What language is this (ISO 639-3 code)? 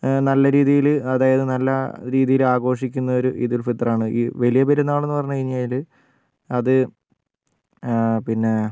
mal